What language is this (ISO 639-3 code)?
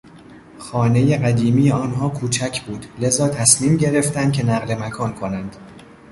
fas